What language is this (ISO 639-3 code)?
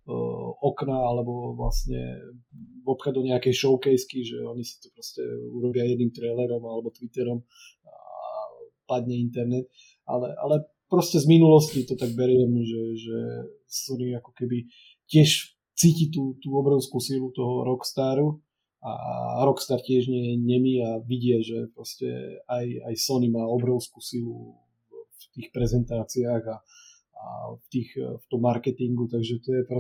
slk